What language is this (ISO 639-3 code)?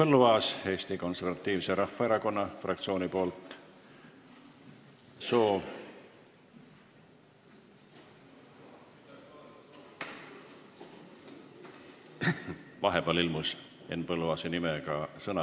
est